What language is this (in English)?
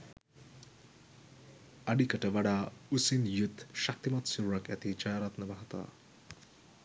Sinhala